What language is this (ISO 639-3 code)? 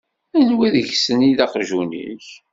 kab